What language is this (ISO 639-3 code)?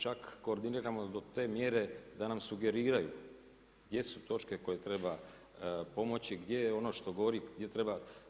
hrv